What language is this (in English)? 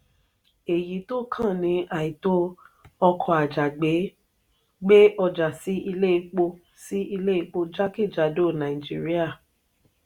Yoruba